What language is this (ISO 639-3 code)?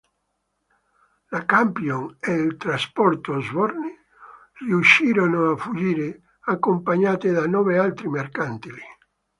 ita